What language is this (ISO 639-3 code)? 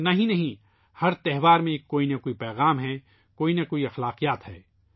urd